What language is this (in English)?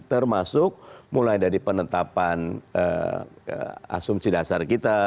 Indonesian